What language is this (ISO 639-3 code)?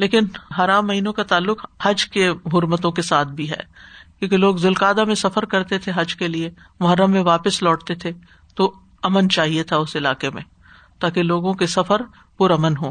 urd